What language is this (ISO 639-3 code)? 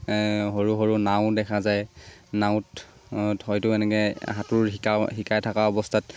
asm